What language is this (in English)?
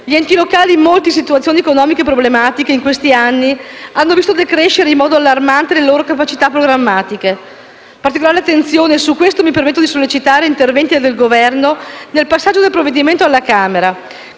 Italian